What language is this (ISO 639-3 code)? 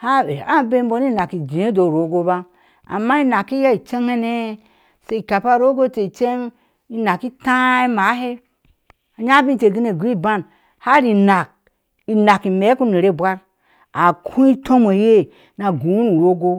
ahs